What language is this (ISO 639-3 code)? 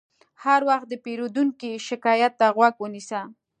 pus